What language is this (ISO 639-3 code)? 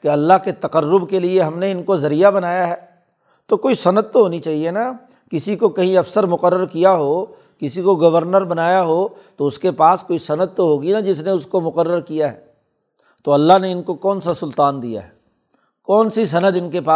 urd